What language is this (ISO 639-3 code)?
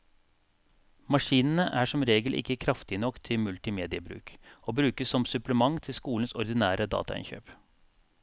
nor